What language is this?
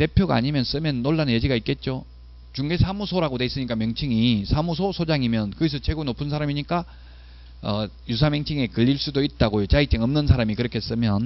Korean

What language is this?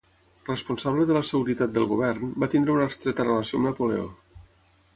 Catalan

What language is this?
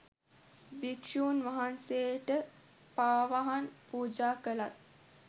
Sinhala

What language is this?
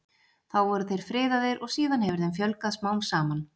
Icelandic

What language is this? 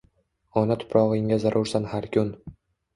Uzbek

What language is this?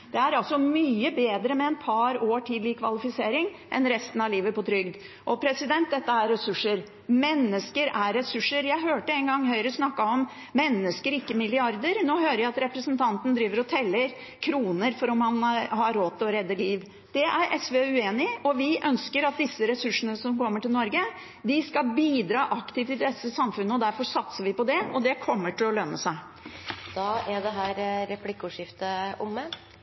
Norwegian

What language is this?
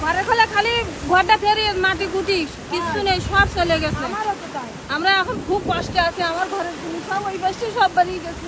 Bangla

